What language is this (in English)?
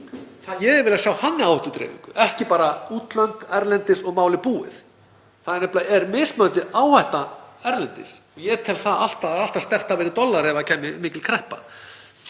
Icelandic